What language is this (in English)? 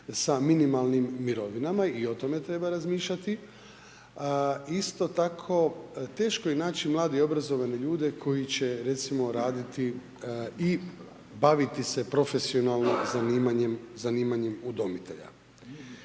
Croatian